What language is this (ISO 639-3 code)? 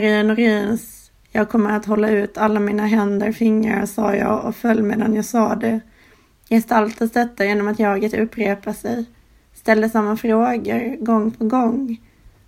swe